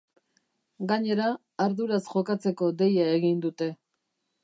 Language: Basque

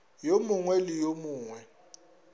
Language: Northern Sotho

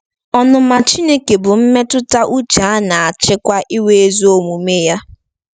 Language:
Igbo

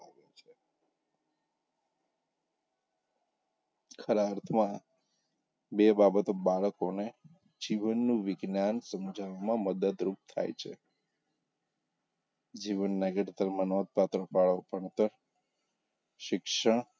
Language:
Gujarati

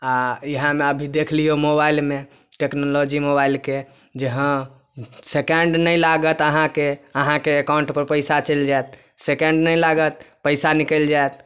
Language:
Maithili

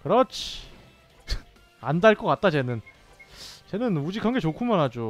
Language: Korean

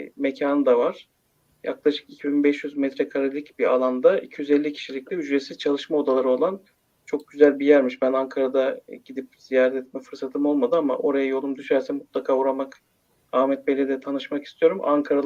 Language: Turkish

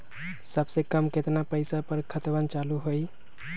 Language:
Magahi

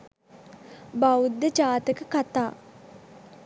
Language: Sinhala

